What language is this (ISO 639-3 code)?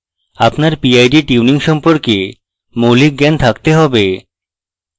ben